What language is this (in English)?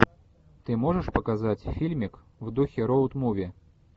Russian